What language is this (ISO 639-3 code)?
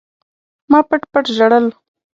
pus